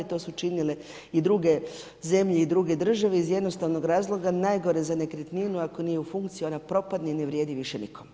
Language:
Croatian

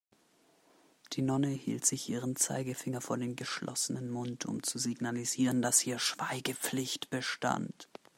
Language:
German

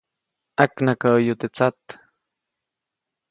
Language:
Copainalá Zoque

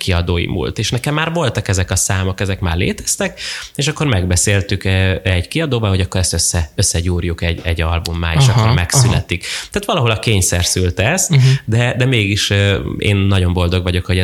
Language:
Hungarian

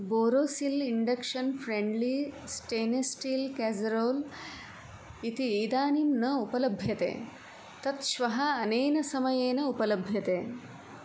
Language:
Sanskrit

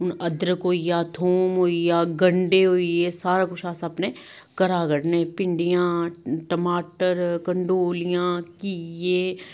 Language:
Dogri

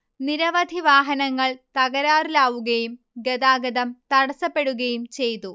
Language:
Malayalam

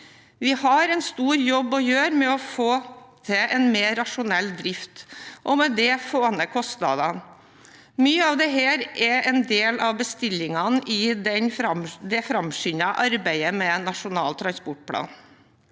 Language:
Norwegian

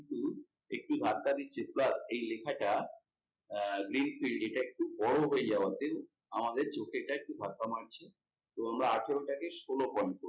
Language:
Bangla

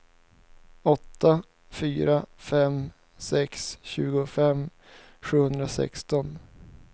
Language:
Swedish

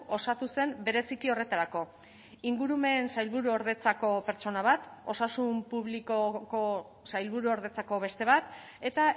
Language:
Basque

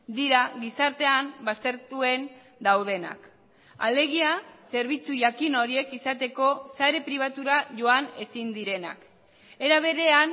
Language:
Basque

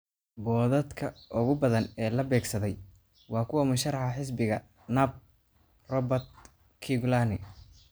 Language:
Somali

